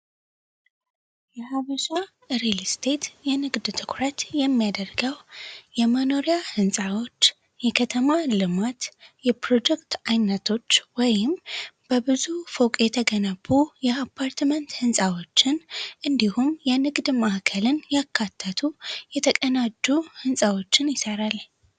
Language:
Amharic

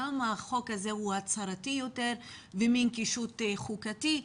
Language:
Hebrew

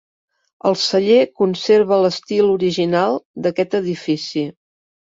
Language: Catalan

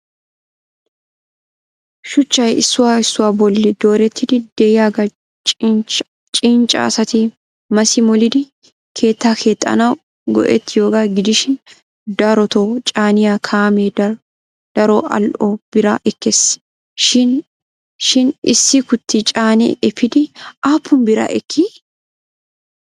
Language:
Wolaytta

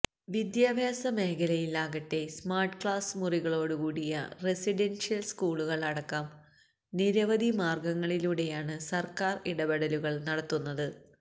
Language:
Malayalam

